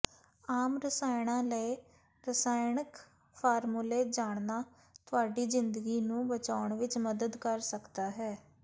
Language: Punjabi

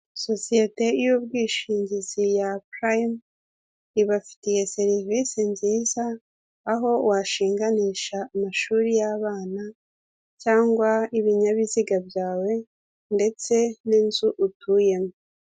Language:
Kinyarwanda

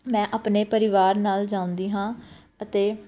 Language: Punjabi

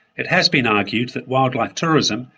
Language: English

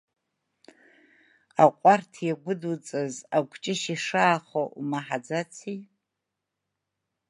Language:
Abkhazian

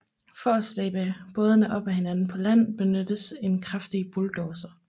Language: Danish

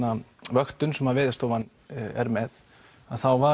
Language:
Icelandic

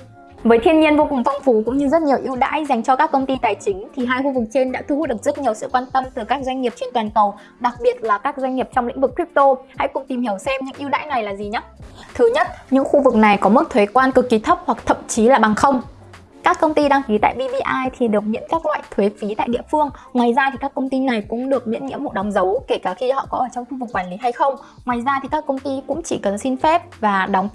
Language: Vietnamese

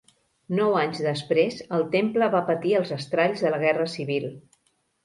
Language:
Catalan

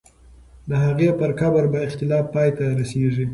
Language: Pashto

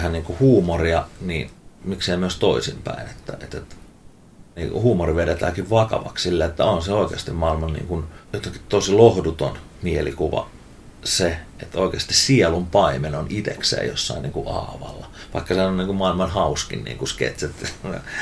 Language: Finnish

